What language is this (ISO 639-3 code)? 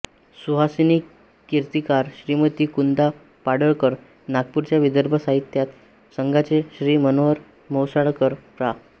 mar